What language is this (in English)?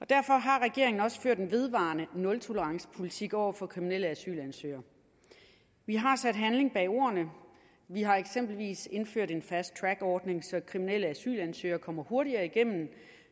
Danish